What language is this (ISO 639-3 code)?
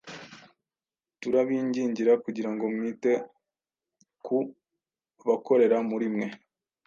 kin